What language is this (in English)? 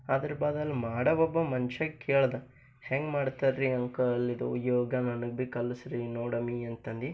Kannada